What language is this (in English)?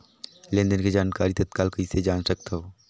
Chhattisgarhi